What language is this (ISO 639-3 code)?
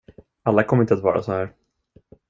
swe